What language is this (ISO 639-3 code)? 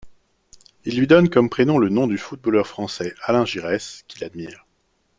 fra